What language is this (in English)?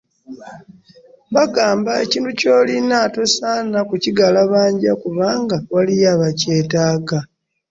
Ganda